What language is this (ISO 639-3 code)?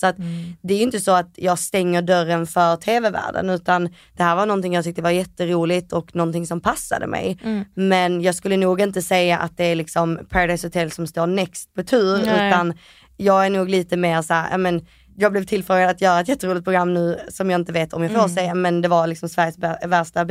swe